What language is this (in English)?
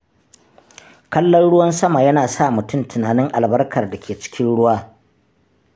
Hausa